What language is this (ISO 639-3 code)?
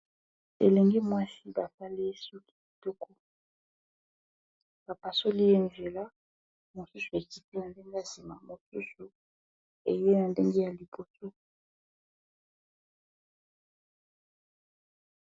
lin